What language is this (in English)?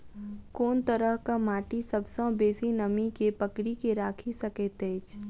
Maithili